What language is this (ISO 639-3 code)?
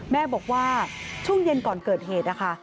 tha